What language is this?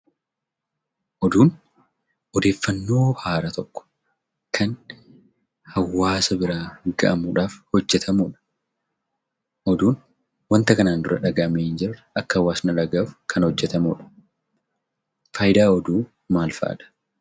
Oromo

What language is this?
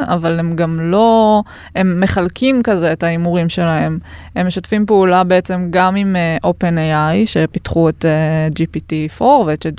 Hebrew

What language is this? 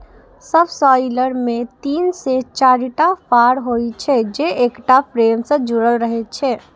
Maithili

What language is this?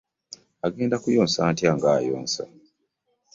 Ganda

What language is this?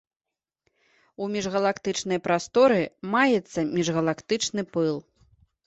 Belarusian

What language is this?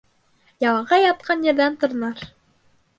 Bashkir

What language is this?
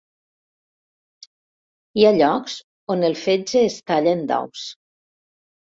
Catalan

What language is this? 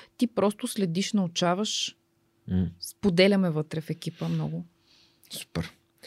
Bulgarian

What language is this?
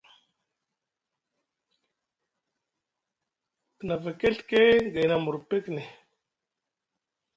Musgu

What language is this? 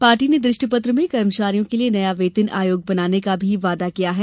Hindi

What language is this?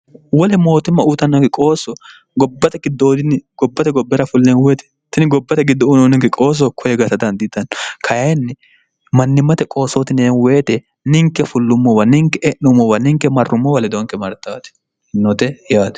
Sidamo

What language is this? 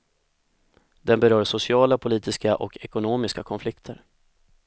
Swedish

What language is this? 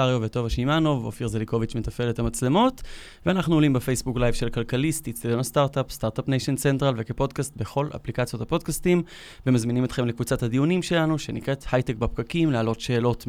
Hebrew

